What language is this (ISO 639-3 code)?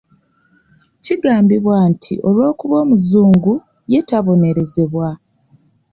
lug